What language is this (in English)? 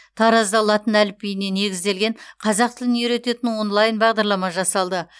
Kazakh